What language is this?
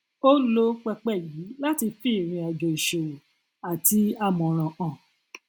Yoruba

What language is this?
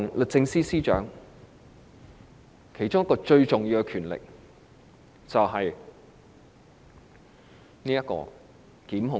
Cantonese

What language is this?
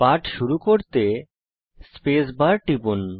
Bangla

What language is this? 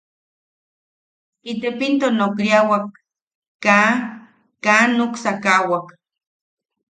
Yaqui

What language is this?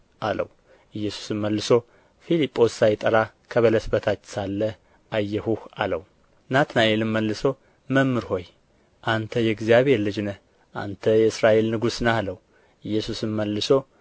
Amharic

